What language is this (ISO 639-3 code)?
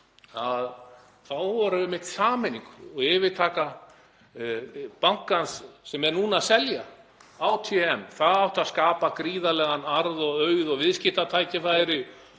isl